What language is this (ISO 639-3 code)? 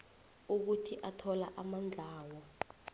nbl